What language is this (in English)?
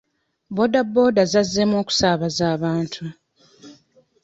Ganda